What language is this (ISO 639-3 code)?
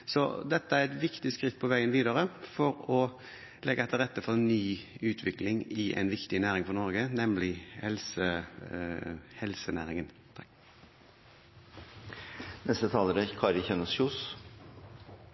nob